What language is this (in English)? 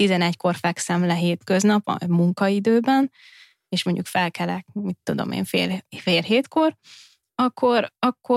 Hungarian